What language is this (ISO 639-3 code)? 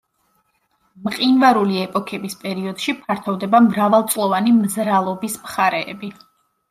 kat